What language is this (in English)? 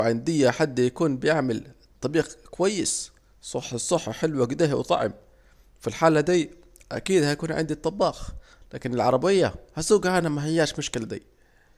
Saidi Arabic